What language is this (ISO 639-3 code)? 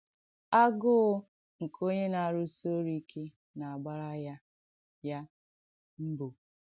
ibo